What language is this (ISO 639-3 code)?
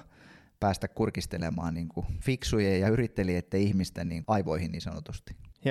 fin